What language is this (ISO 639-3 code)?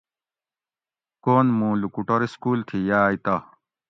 gwc